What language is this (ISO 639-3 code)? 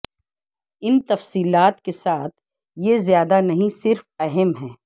urd